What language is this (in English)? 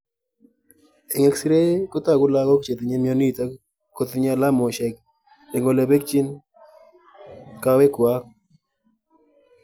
Kalenjin